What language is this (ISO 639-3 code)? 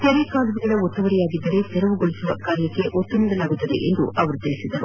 kan